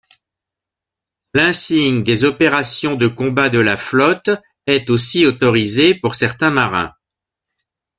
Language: French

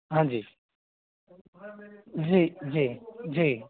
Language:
Hindi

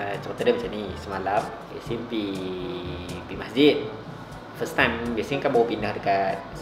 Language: Malay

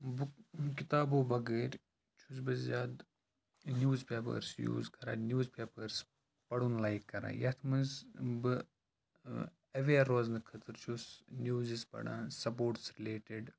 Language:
Kashmiri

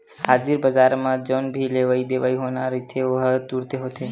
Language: Chhattisgarhi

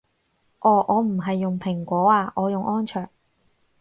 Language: Cantonese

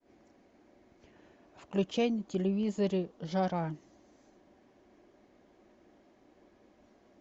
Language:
Russian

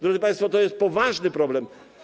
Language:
Polish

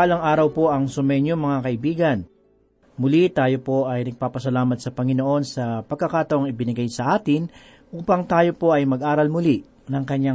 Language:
Filipino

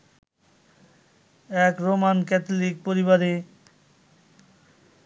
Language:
Bangla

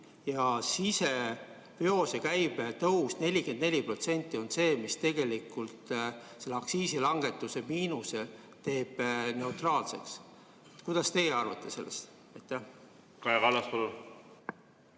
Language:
Estonian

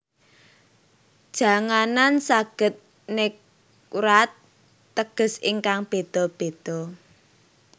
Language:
Javanese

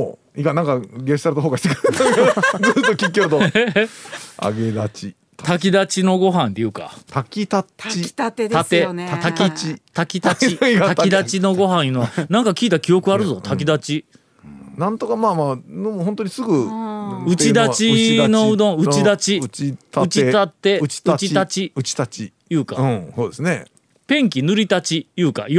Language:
Japanese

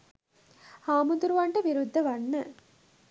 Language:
Sinhala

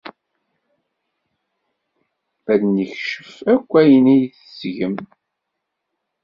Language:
Kabyle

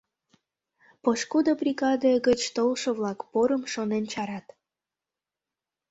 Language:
Mari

